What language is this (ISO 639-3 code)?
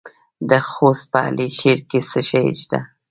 pus